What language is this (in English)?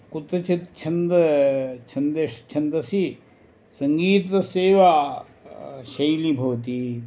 Sanskrit